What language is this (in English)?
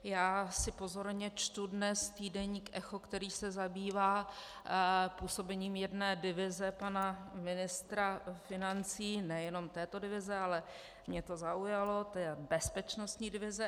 Czech